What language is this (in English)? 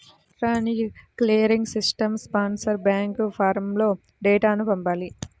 Telugu